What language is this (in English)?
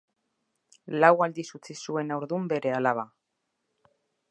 Basque